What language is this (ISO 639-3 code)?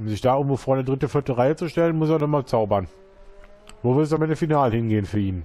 deu